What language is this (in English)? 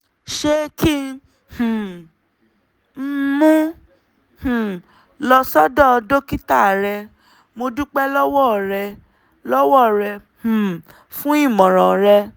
Yoruba